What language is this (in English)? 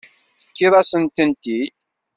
Kabyle